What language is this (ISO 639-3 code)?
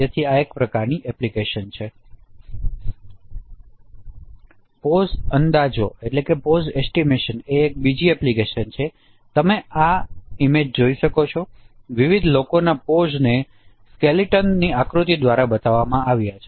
guj